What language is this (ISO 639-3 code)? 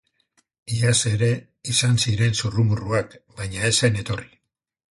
eus